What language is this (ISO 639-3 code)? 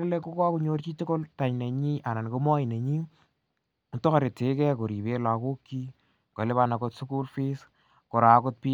kln